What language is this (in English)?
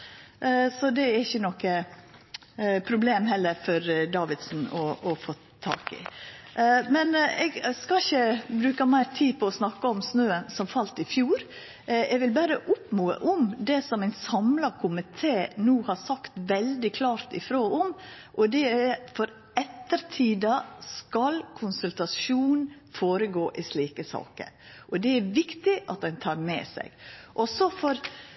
Norwegian Nynorsk